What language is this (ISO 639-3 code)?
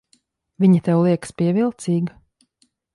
lav